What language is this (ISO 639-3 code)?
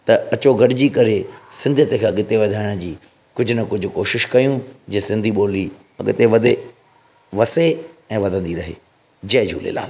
snd